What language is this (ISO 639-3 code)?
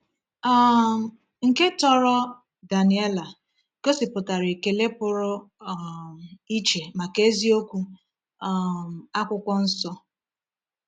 ibo